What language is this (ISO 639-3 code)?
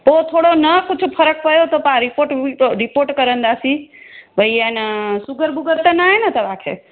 snd